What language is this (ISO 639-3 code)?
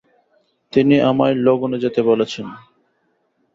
ben